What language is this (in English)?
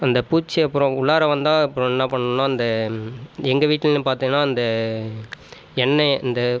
Tamil